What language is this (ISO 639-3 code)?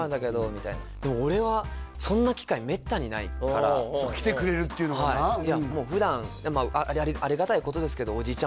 jpn